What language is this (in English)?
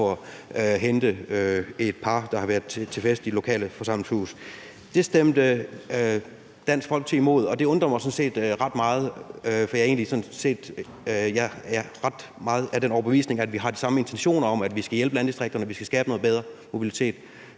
Danish